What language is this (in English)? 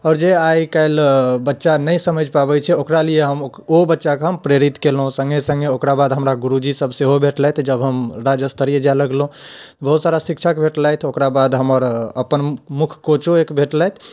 Maithili